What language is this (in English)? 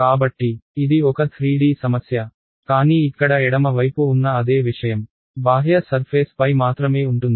Telugu